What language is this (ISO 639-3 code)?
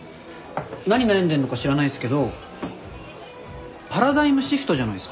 jpn